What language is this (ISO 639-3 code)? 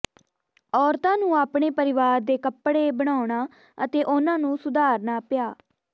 pan